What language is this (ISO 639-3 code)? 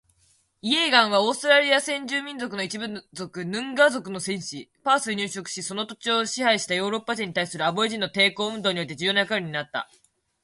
jpn